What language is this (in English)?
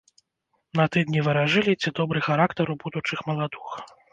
Belarusian